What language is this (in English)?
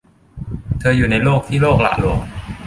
Thai